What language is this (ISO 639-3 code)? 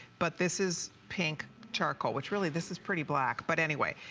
eng